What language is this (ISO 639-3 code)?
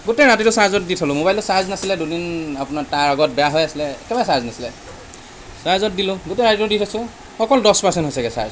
asm